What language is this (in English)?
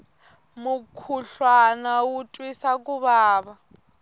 Tsonga